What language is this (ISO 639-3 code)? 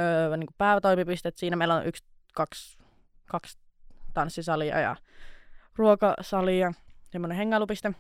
fin